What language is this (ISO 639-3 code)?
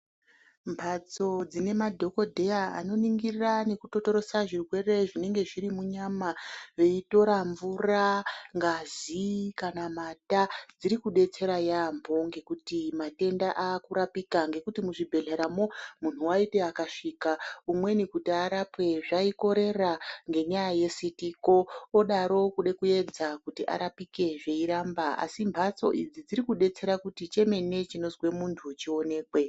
ndc